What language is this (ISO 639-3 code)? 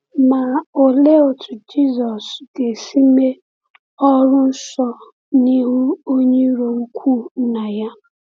ibo